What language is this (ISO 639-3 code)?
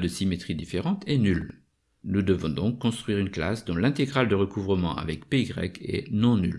fra